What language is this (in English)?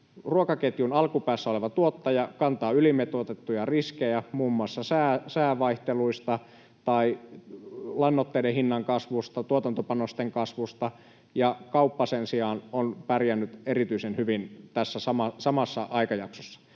Finnish